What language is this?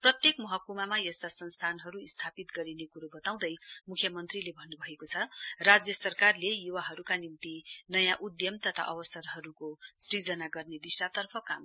Nepali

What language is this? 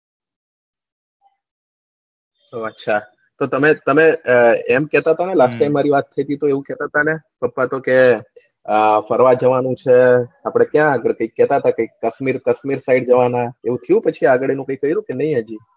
Gujarati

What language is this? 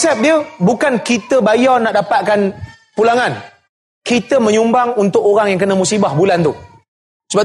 Malay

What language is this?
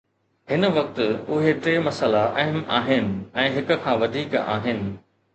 Sindhi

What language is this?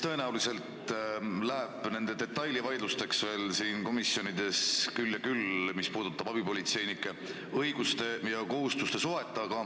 Estonian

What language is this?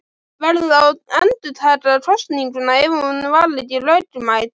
Icelandic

